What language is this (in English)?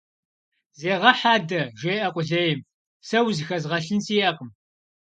Kabardian